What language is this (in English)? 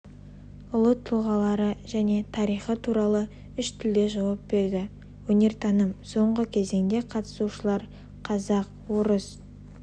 Kazakh